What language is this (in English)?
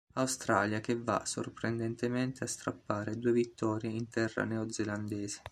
Italian